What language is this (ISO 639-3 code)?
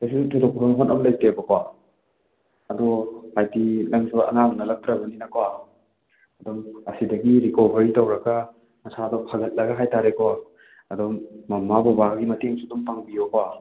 mni